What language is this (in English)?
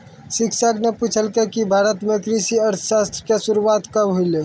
Maithili